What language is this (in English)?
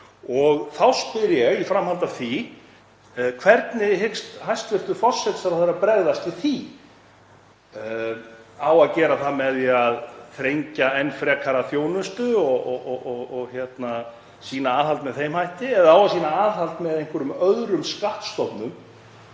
Icelandic